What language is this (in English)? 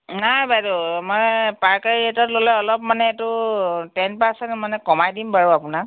Assamese